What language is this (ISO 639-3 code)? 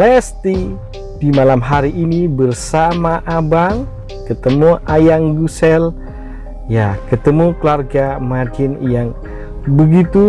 ind